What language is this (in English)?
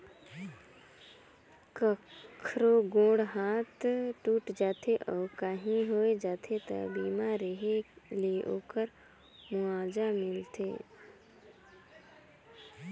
Chhattisgarhi